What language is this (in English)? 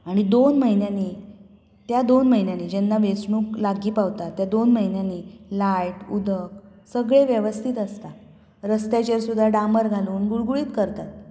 Konkani